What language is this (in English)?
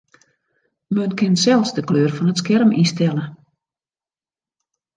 Western Frisian